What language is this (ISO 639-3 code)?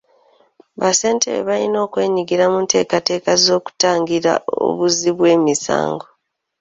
lug